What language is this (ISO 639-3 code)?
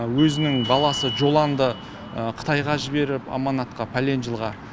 kaz